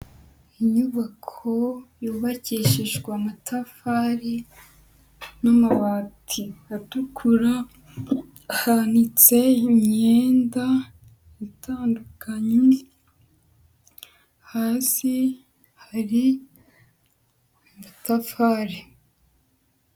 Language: Kinyarwanda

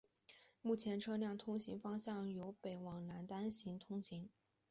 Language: Chinese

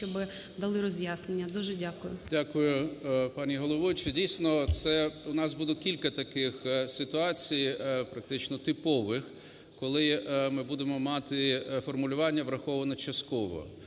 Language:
Ukrainian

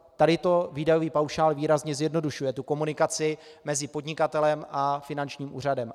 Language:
Czech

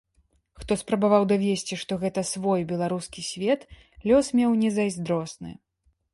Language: Belarusian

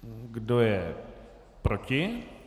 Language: Czech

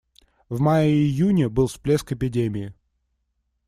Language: Russian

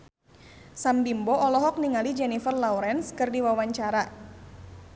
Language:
Sundanese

